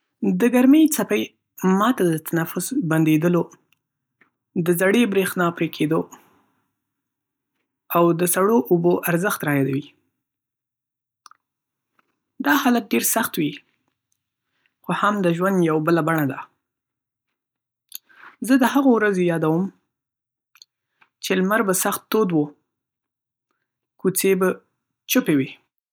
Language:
Pashto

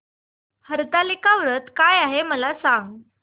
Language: Marathi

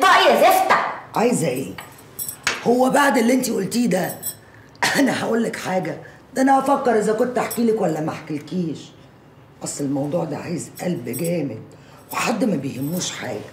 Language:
Arabic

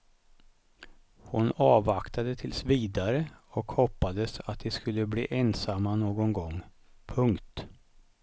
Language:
Swedish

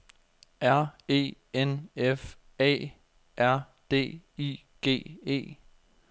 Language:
Danish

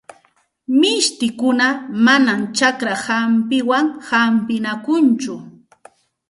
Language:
Santa Ana de Tusi Pasco Quechua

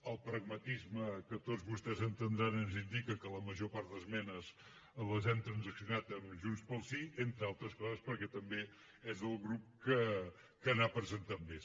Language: Catalan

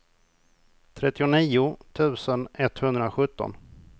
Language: Swedish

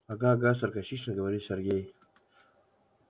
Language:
Russian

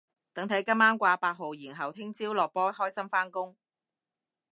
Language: Cantonese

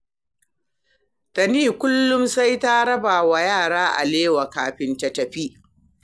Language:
Hausa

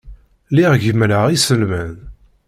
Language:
Kabyle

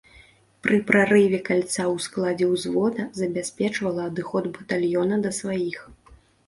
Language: Belarusian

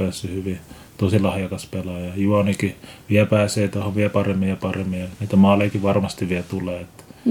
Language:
Finnish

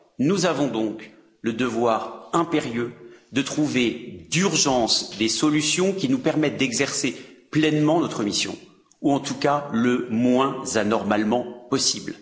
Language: French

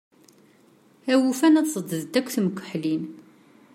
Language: Kabyle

